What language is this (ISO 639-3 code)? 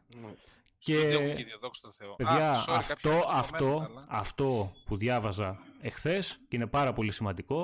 ell